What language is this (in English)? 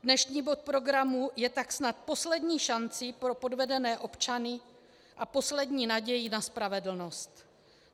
Czech